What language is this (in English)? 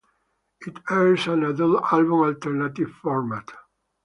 English